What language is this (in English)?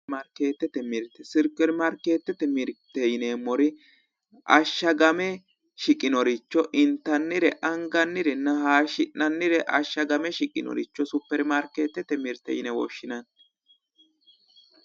Sidamo